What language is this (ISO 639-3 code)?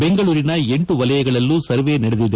kan